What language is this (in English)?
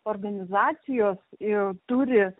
Lithuanian